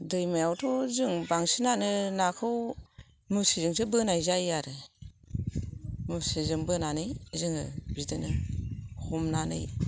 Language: Bodo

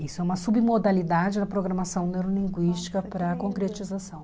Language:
Portuguese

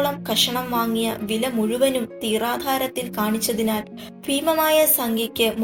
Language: Malayalam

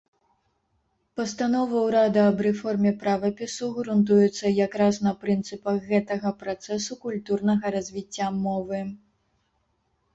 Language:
Belarusian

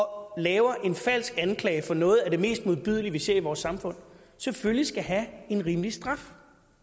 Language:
Danish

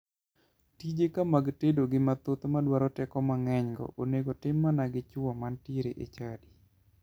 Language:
Luo (Kenya and Tanzania)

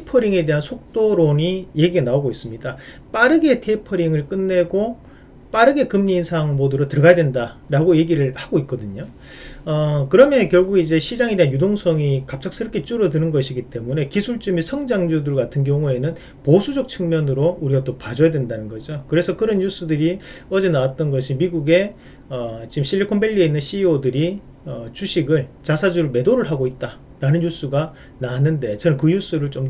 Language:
Korean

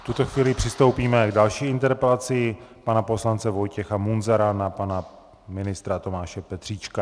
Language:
Czech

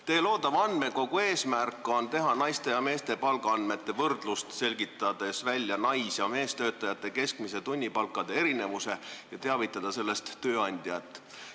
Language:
Estonian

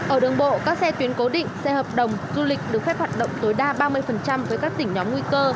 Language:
Vietnamese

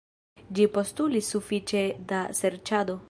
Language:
Esperanto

